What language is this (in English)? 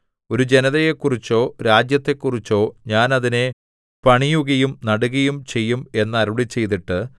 Malayalam